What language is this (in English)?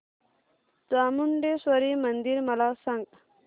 Marathi